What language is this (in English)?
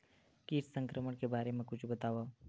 Chhattisgarhi